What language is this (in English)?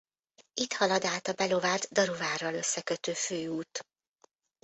Hungarian